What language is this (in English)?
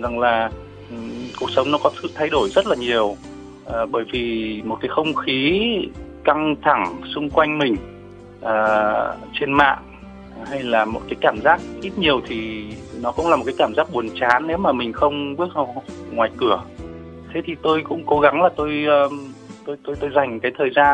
Vietnamese